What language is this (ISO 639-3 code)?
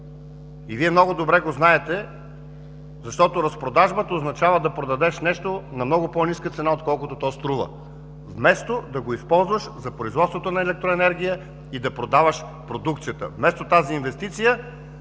bul